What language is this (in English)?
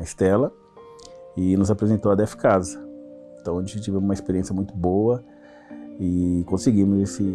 Portuguese